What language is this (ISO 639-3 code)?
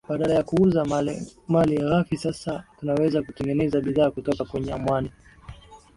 swa